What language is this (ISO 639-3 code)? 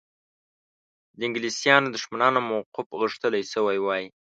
pus